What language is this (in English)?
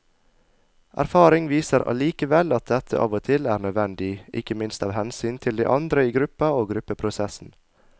Norwegian